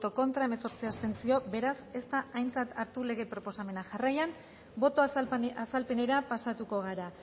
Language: Basque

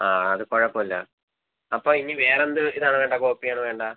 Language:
Malayalam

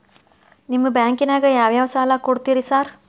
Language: Kannada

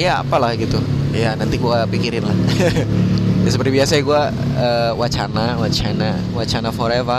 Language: Indonesian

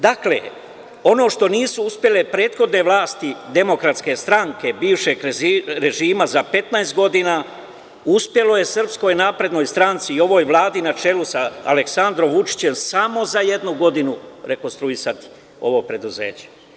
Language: Serbian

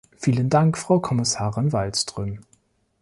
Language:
German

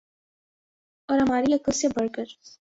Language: Urdu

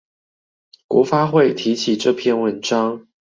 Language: Chinese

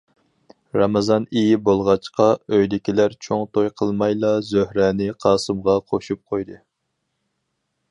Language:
Uyghur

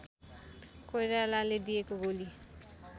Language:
Nepali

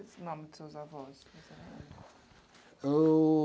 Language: Portuguese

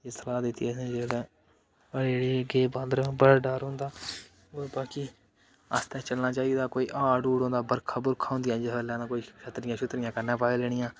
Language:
Dogri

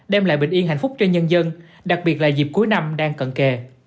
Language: Vietnamese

